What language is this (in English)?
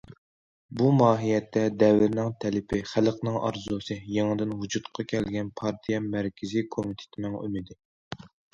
Uyghur